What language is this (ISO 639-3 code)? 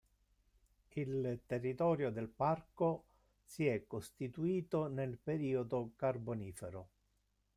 ita